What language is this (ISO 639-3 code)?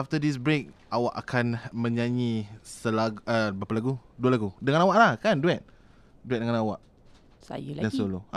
msa